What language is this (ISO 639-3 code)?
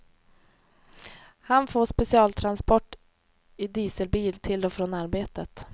swe